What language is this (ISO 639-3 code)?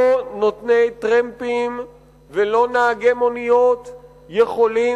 heb